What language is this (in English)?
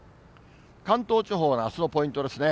Japanese